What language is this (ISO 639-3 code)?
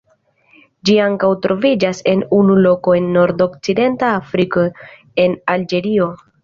epo